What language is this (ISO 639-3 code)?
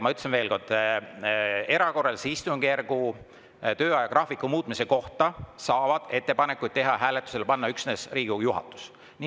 est